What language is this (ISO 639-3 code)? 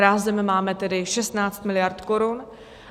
ces